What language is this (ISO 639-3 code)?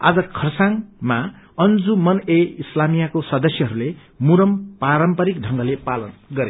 nep